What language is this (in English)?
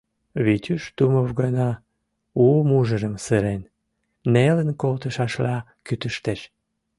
Mari